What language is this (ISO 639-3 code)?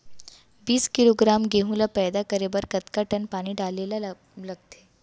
hne